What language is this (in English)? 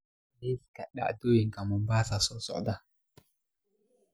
Somali